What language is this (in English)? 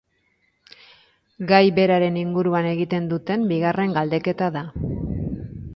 Basque